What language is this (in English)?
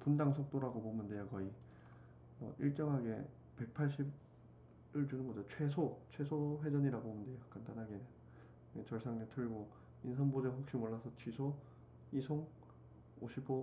Korean